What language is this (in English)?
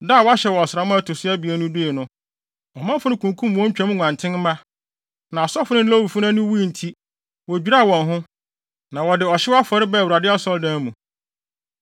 Akan